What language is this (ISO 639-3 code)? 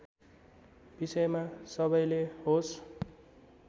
nep